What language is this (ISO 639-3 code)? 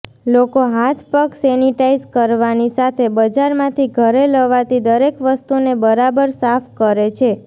guj